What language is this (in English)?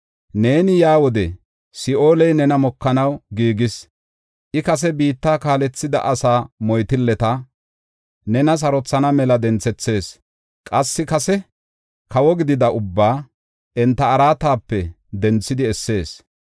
Gofa